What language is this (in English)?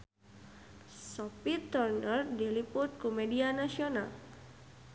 Sundanese